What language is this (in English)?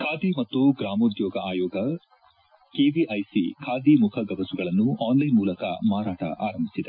Kannada